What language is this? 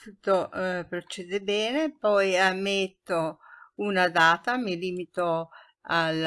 Italian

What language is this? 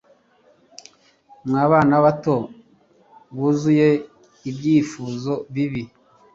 Kinyarwanda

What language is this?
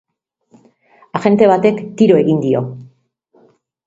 Basque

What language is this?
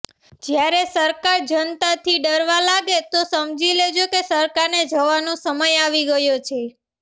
Gujarati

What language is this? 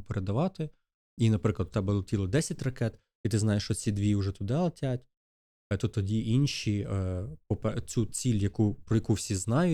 Ukrainian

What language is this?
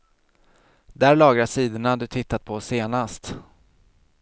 Swedish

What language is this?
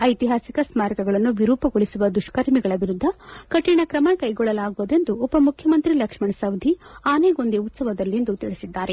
Kannada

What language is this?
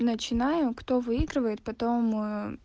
Russian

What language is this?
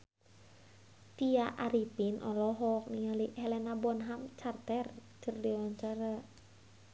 Sundanese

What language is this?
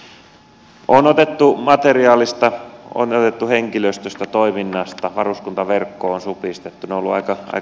Finnish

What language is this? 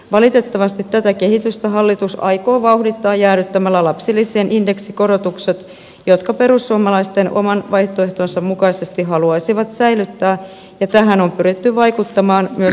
Finnish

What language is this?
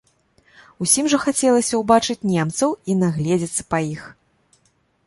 Belarusian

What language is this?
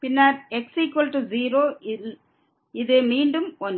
Tamil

